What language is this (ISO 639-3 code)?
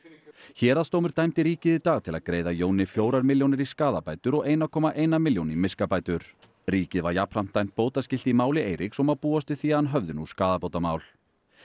isl